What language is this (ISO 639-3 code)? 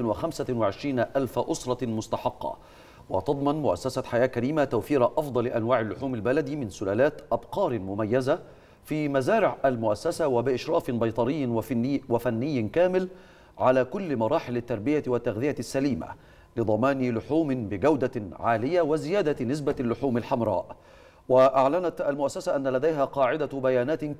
ara